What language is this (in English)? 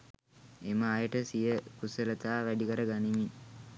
Sinhala